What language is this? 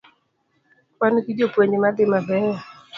Luo (Kenya and Tanzania)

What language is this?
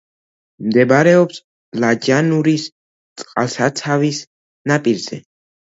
Georgian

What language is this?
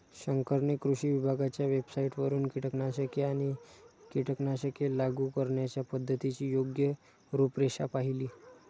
Marathi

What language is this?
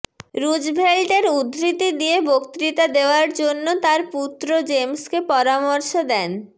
Bangla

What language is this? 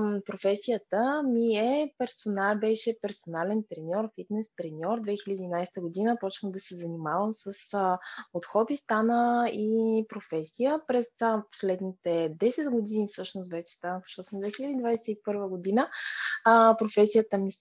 Bulgarian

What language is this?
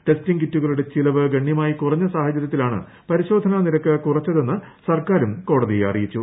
Malayalam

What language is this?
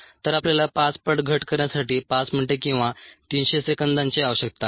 Marathi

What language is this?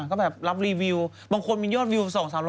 Thai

